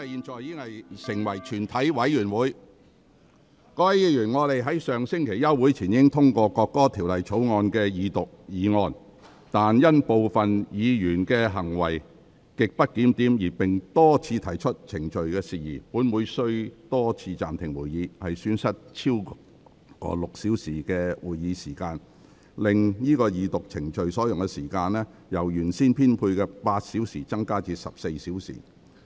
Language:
Cantonese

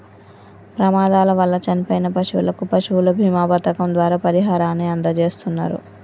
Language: Telugu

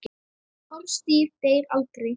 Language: Icelandic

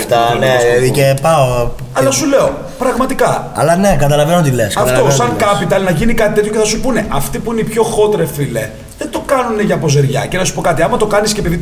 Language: Greek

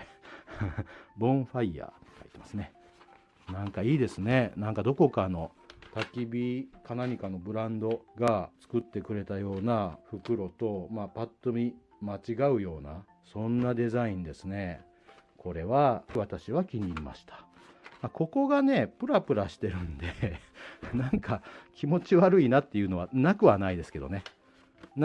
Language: Japanese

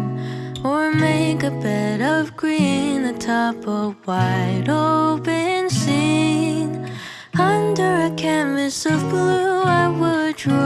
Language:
English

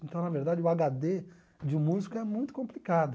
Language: Portuguese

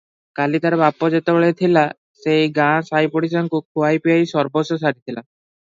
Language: Odia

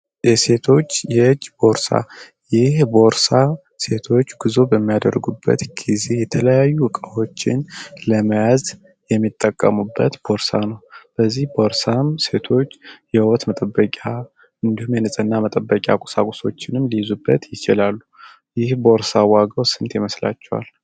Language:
Amharic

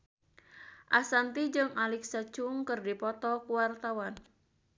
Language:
Sundanese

